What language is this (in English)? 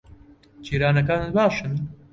Central Kurdish